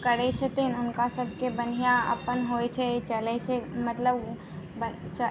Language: Maithili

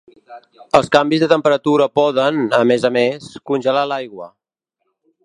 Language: Catalan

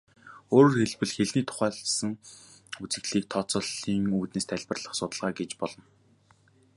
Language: Mongolian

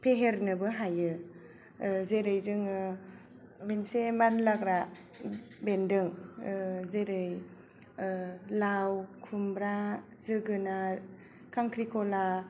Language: Bodo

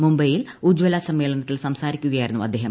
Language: Malayalam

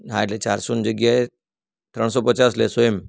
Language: Gujarati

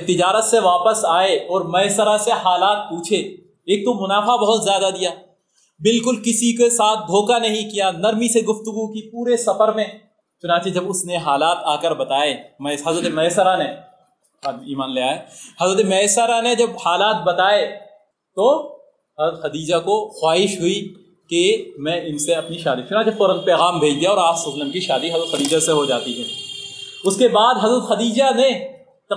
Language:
Urdu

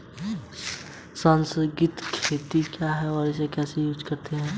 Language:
Hindi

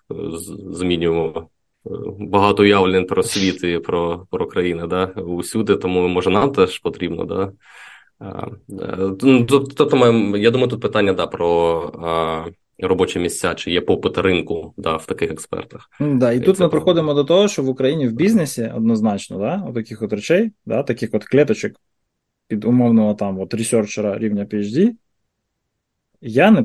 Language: Ukrainian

